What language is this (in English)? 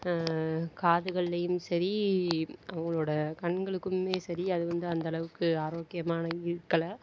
Tamil